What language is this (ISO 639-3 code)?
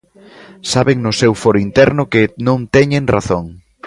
glg